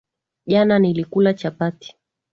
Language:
Swahili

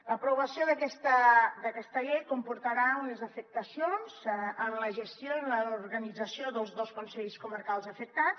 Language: Catalan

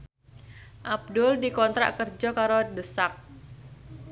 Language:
Javanese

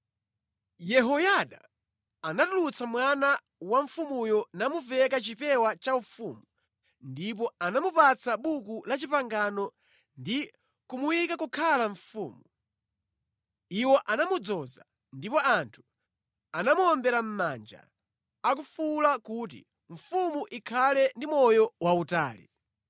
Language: Nyanja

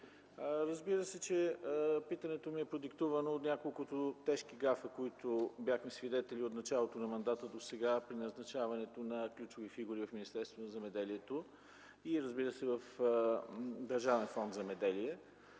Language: Bulgarian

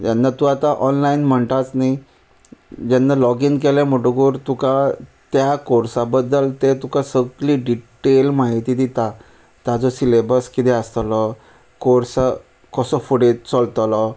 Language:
Konkani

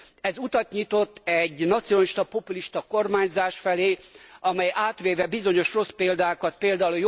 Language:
Hungarian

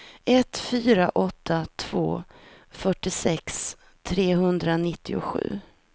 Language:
Swedish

